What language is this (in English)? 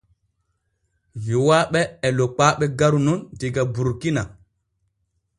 Borgu Fulfulde